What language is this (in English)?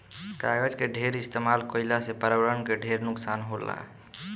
Bhojpuri